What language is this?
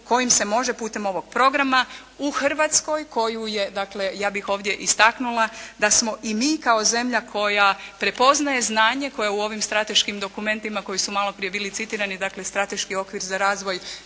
Croatian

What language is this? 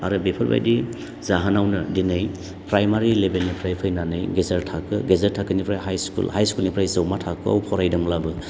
Bodo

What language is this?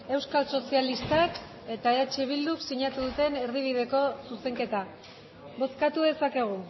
Basque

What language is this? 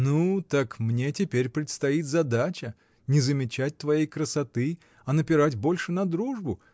Russian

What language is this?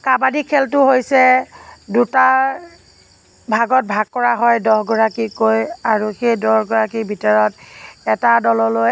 Assamese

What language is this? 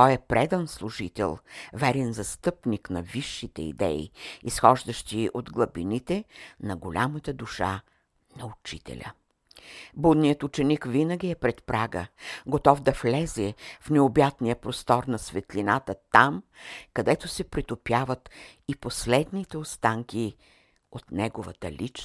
Bulgarian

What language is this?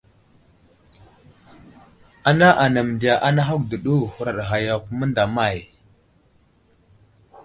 Wuzlam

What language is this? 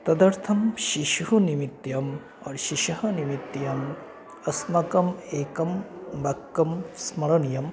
Sanskrit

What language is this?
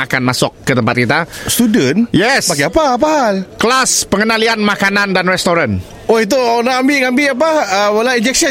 Malay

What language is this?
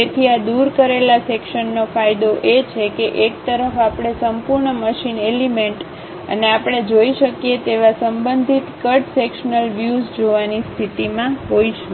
Gujarati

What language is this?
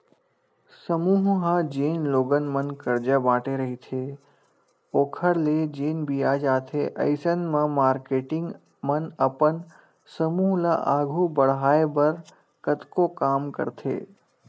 Chhattisgarhi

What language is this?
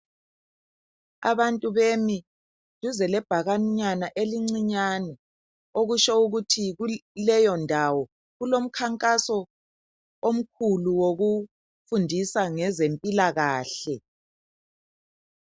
North Ndebele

